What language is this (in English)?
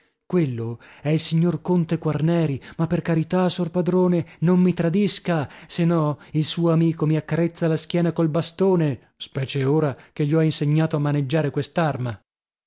Italian